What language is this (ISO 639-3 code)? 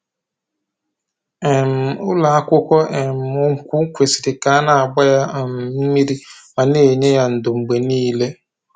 ibo